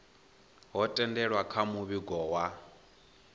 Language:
Venda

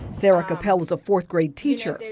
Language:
English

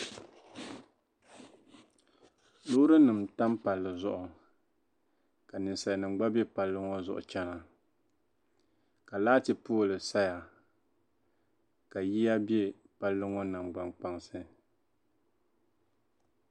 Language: Dagbani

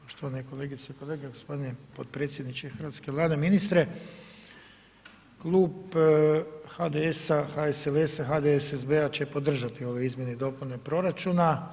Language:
Croatian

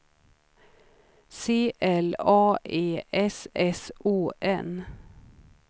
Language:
Swedish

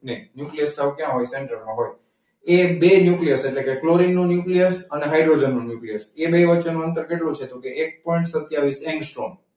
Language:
Gujarati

